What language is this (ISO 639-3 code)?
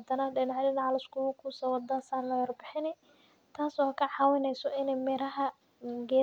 som